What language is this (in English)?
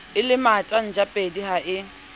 Southern Sotho